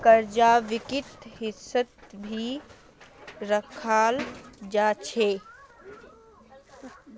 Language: Magahi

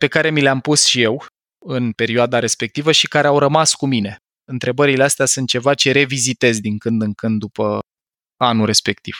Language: Romanian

